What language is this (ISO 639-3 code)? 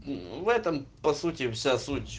rus